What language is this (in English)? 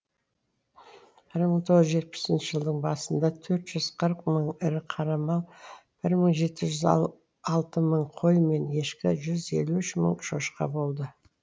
Kazakh